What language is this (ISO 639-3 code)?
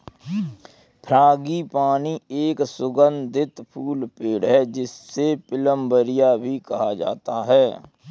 hin